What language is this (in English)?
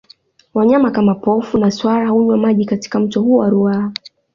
Swahili